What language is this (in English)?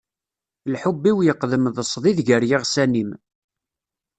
Kabyle